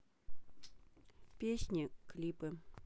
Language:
Russian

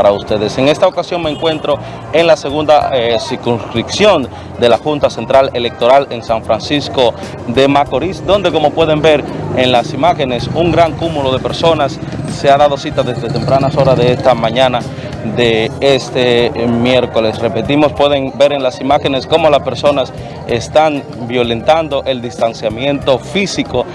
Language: Spanish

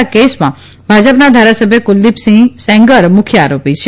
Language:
Gujarati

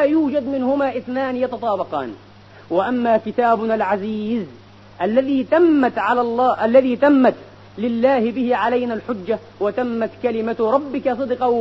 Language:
Arabic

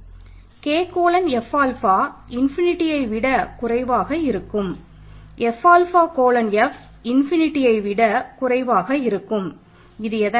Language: Tamil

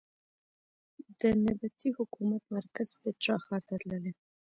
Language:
Pashto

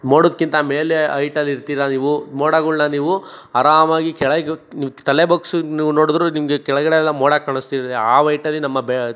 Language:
Kannada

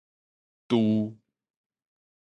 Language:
Min Nan Chinese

